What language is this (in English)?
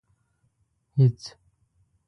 Pashto